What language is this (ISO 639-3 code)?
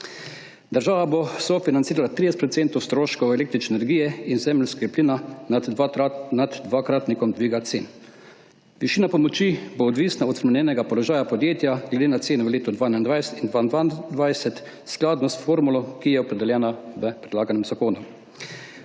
slv